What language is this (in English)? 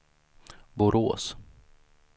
Swedish